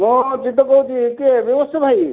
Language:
Odia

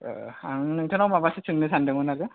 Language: Bodo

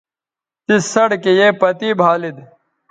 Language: Bateri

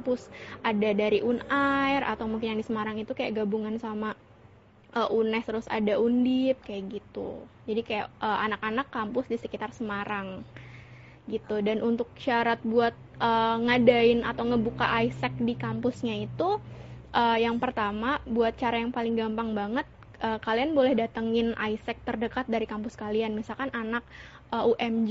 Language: Indonesian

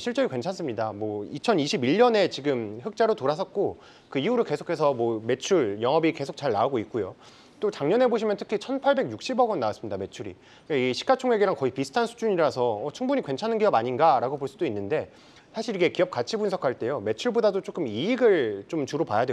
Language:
Korean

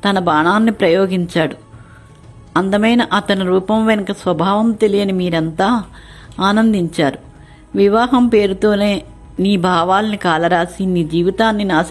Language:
Telugu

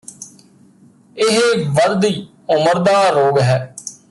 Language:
Punjabi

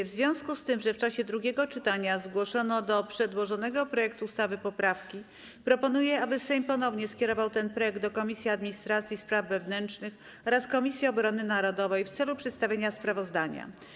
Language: Polish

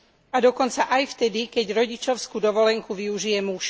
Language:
Slovak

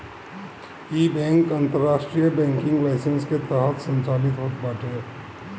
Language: Bhojpuri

